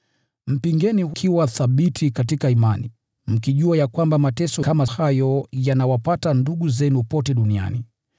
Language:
Swahili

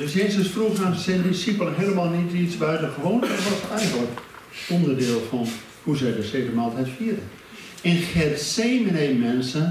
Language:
Dutch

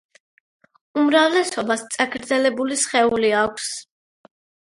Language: Georgian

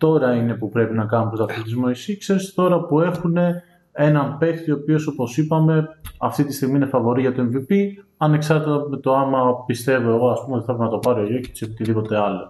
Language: Greek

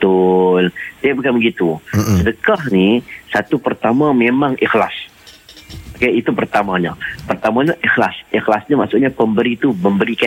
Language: Malay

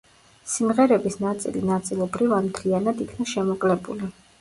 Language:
Georgian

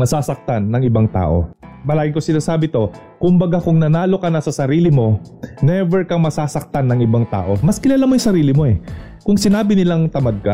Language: Filipino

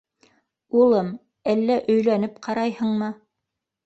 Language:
Bashkir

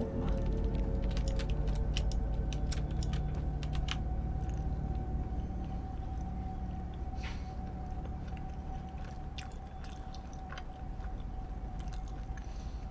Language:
Korean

